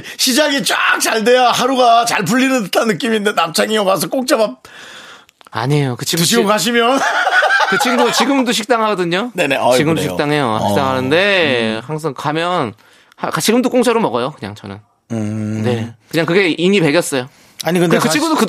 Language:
Korean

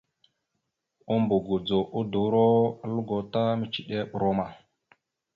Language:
Mada (Cameroon)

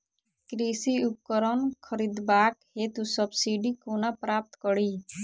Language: Maithili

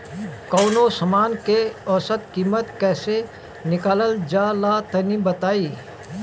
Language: Bhojpuri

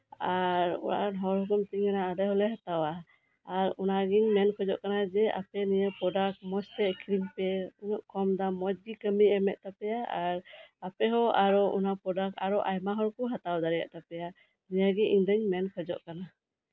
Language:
Santali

